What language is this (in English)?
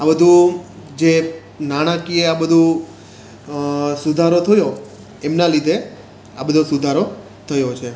Gujarati